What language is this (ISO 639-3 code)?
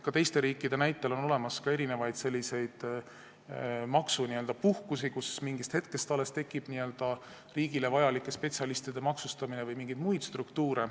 est